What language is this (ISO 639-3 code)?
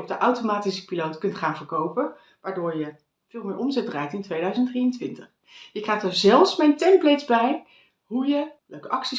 nld